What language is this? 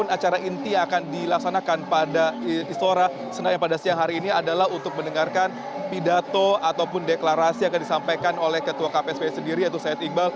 Indonesian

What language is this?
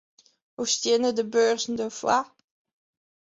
Western Frisian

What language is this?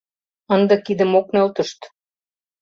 Mari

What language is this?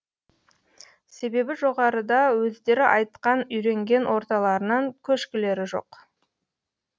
Kazakh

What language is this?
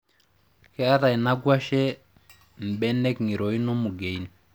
Masai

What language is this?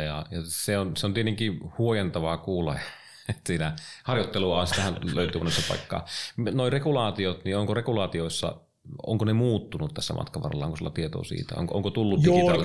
Finnish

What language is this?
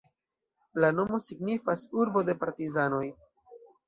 Esperanto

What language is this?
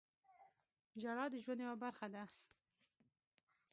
Pashto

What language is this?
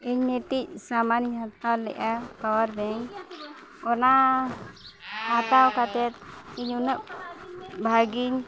Santali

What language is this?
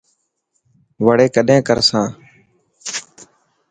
Dhatki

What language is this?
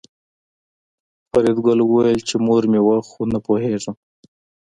Pashto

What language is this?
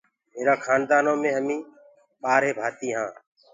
Gurgula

